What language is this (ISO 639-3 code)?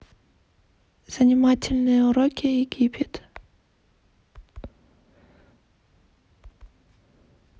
rus